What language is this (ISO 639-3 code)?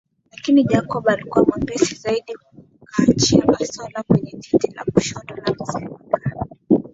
swa